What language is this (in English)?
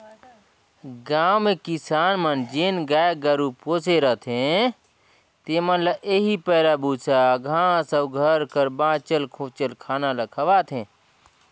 Chhattisgarhi